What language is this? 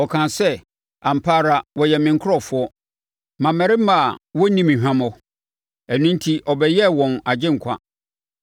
Akan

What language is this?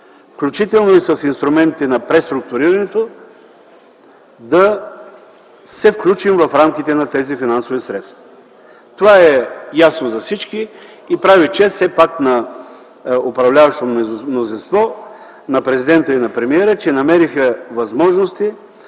Bulgarian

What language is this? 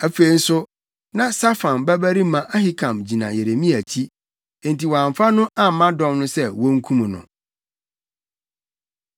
Akan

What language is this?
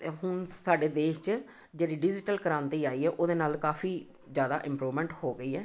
Punjabi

